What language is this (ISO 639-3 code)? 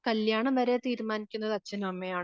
mal